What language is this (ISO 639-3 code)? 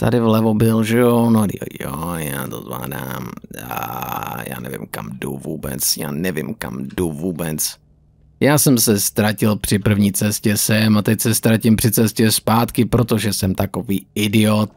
ces